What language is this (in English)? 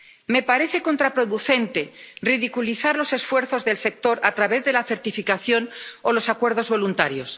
Spanish